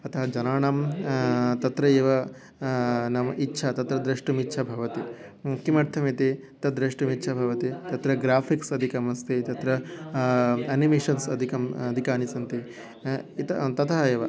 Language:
Sanskrit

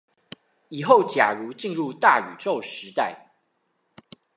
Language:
Chinese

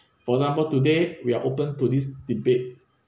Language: English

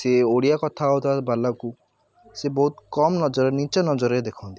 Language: Odia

